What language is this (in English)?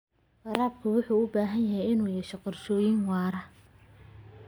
Somali